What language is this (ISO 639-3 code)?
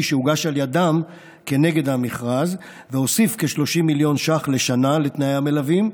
heb